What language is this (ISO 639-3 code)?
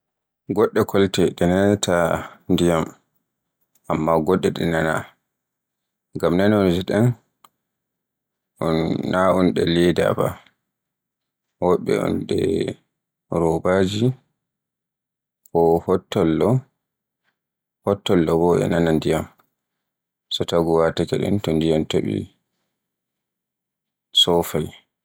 fue